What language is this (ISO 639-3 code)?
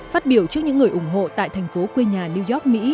vie